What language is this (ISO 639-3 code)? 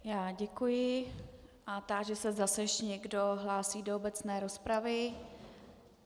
ces